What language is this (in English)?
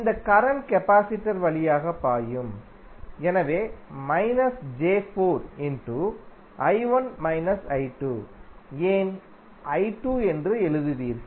Tamil